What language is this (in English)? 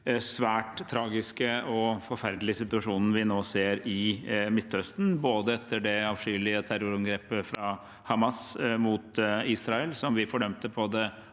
Norwegian